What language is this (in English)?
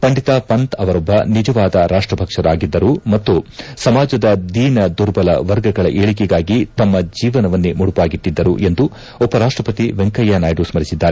Kannada